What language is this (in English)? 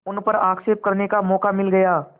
Hindi